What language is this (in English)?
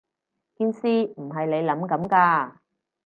Cantonese